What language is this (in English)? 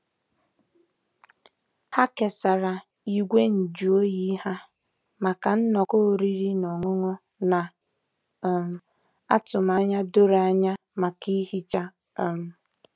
Igbo